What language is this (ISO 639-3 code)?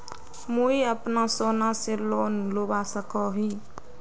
mag